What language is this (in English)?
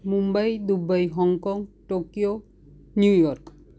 Gujarati